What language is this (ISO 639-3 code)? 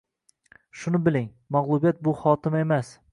uzb